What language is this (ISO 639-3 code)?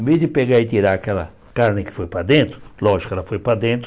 por